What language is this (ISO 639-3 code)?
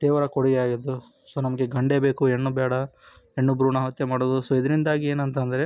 kan